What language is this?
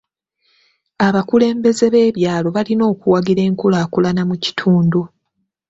Ganda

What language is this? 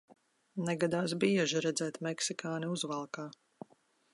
Latvian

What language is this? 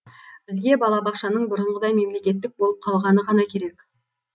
Kazakh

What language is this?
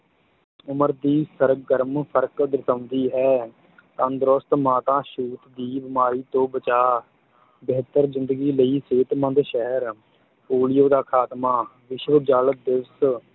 Punjabi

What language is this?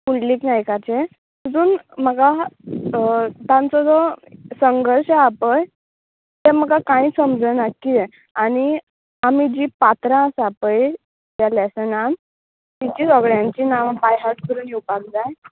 Konkani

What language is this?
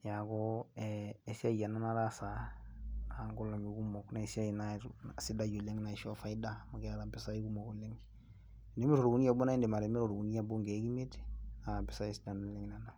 Masai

